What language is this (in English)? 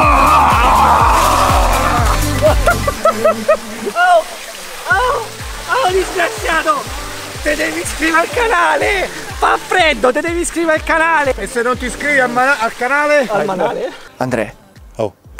Italian